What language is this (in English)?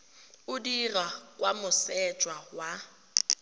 Tswana